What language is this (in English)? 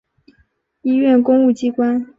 Chinese